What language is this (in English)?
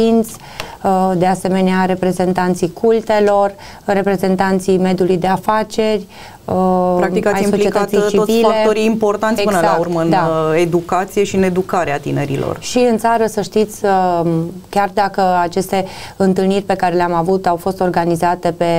Romanian